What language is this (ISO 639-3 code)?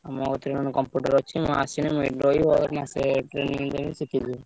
ori